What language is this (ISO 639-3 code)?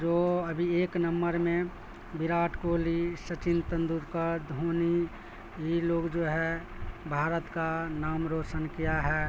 urd